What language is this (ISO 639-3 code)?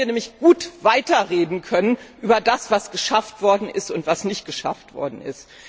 deu